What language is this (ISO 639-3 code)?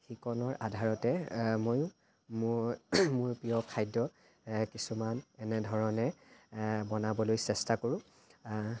asm